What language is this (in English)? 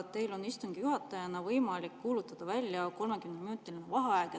Estonian